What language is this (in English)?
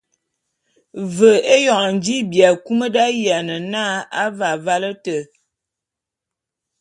Bulu